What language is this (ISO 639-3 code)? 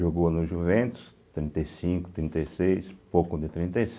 por